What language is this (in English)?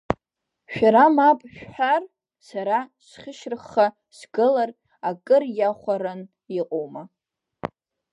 Abkhazian